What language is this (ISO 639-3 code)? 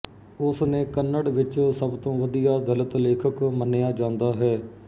pan